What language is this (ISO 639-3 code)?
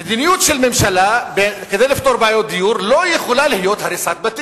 heb